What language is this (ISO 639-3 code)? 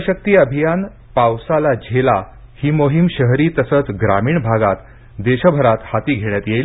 mar